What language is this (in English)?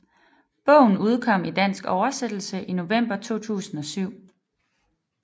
Danish